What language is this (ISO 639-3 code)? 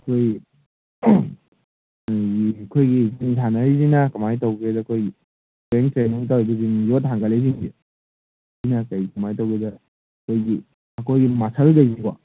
mni